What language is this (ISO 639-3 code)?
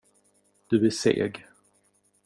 swe